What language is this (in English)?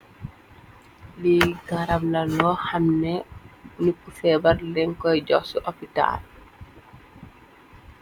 Wolof